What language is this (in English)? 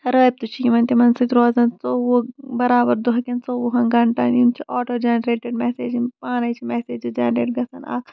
Kashmiri